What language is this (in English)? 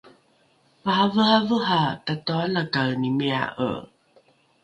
Rukai